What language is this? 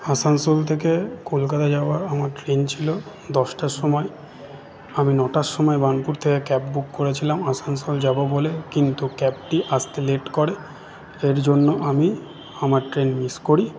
Bangla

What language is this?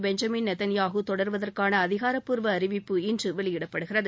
Tamil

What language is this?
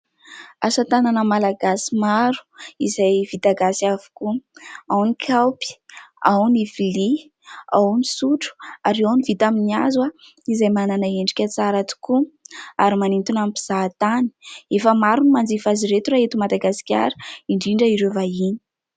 Malagasy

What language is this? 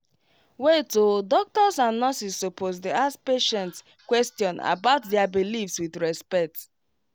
Nigerian Pidgin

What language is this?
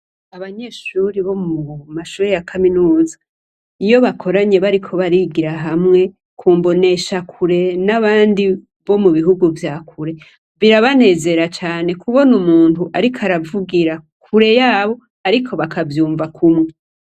Rundi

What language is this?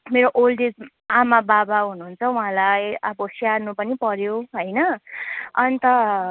Nepali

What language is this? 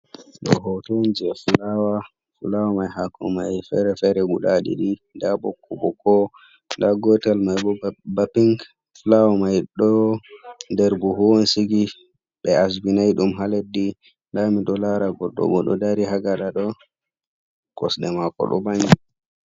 Fula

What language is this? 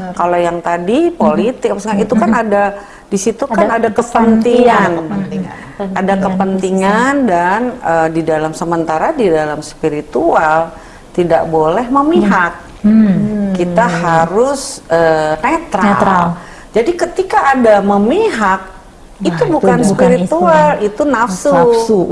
Indonesian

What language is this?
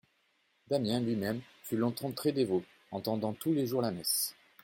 French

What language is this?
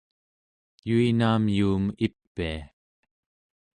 Central Yupik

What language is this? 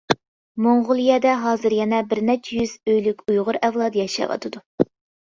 Uyghur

